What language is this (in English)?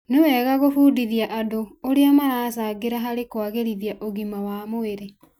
Kikuyu